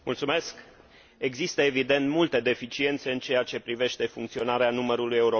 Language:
Romanian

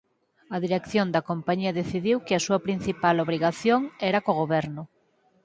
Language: Galician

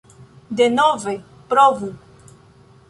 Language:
Esperanto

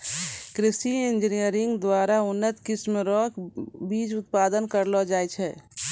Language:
Maithili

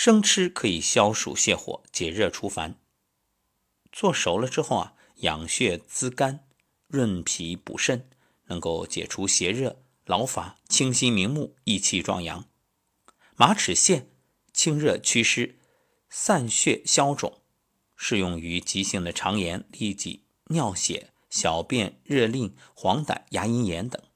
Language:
Chinese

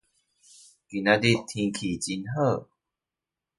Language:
Chinese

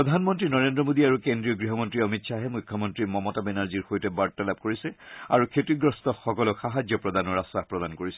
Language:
Assamese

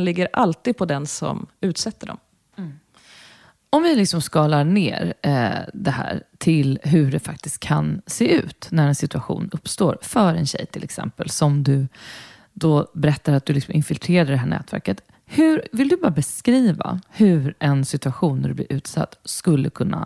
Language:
Swedish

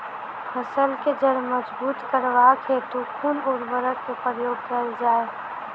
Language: Maithili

